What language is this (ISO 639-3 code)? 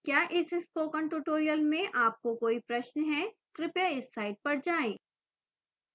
hin